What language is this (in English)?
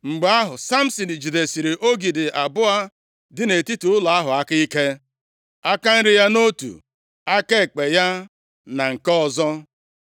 Igbo